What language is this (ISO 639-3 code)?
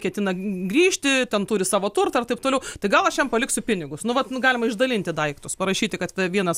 lit